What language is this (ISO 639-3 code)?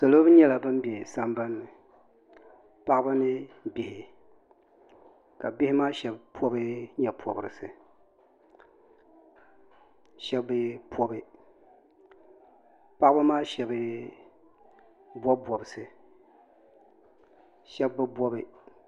dag